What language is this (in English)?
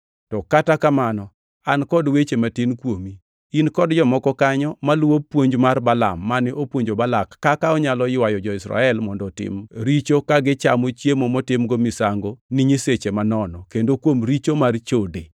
Luo (Kenya and Tanzania)